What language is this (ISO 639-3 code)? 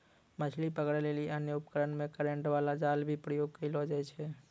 mai